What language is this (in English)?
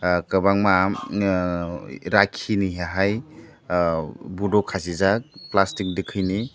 Kok Borok